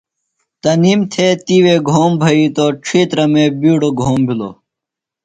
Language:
Phalura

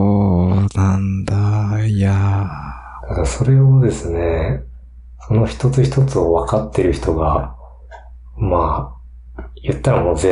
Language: Japanese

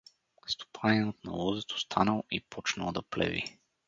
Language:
Bulgarian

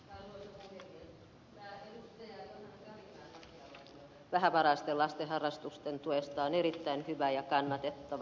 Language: Finnish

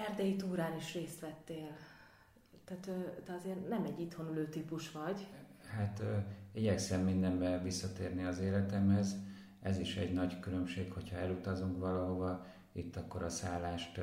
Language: Hungarian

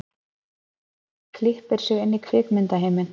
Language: Icelandic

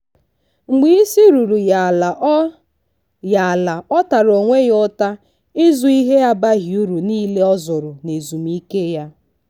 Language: Igbo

